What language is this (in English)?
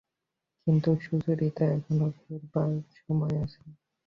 Bangla